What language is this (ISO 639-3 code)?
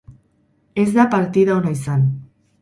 eus